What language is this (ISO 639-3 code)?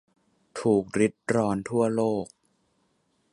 tha